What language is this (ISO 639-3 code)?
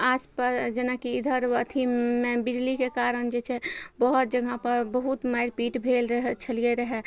mai